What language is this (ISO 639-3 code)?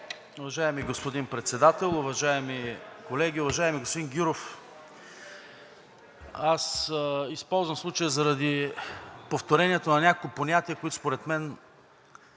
bul